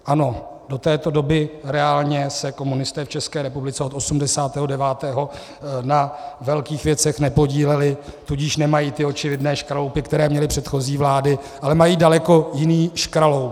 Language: Czech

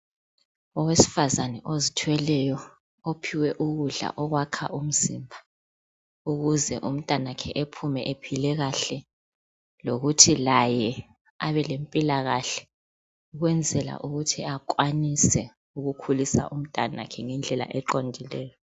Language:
North Ndebele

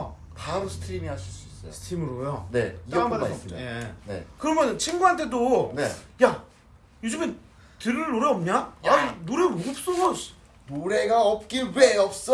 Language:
Korean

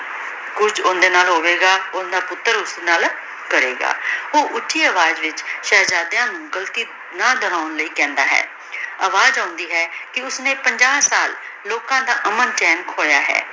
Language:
Punjabi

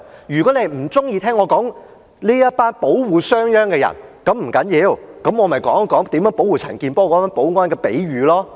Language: Cantonese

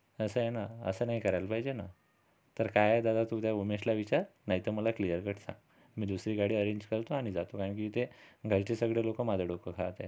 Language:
Marathi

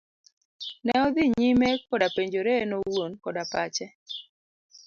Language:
Luo (Kenya and Tanzania)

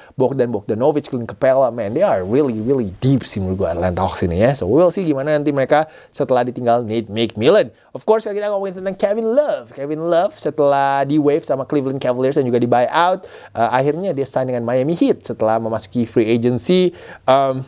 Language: Indonesian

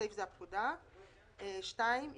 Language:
Hebrew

